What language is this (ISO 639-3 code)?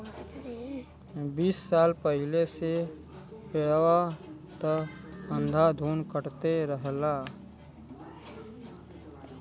bho